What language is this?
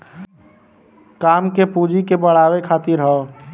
Bhojpuri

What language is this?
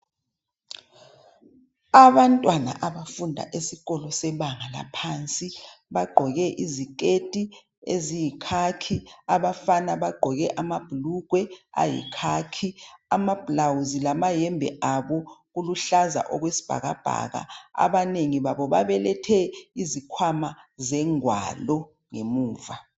North Ndebele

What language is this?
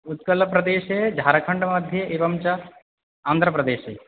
Sanskrit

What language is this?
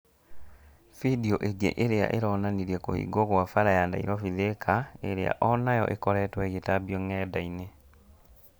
Kikuyu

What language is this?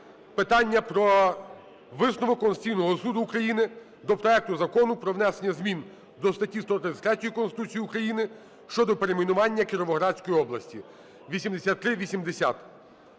Ukrainian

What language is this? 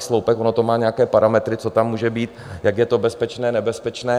Czech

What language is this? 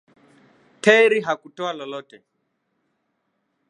Swahili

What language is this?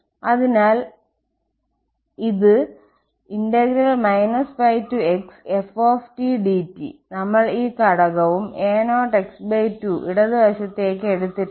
Malayalam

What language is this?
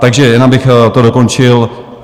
Czech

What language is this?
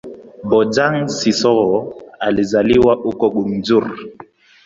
Swahili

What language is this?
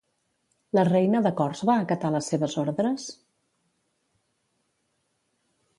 Catalan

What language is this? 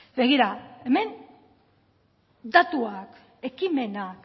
Basque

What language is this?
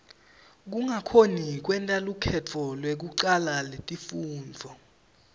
Swati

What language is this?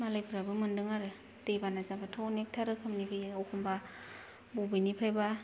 Bodo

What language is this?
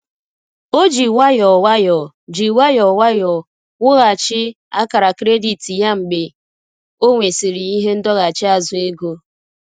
Igbo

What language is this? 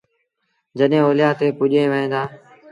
Sindhi Bhil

